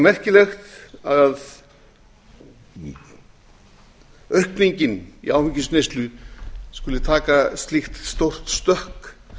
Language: Icelandic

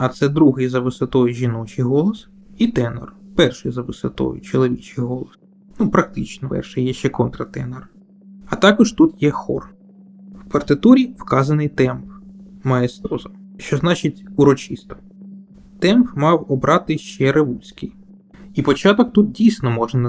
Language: Ukrainian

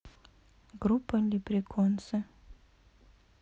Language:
Russian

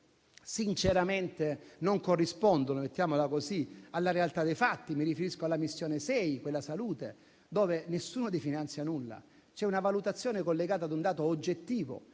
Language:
Italian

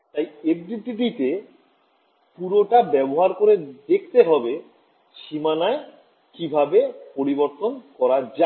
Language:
Bangla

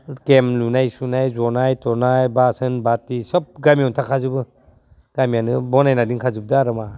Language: Bodo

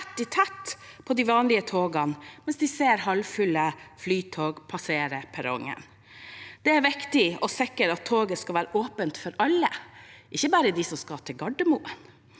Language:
Norwegian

